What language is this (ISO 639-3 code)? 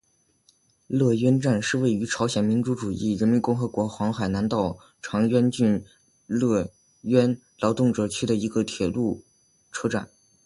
zho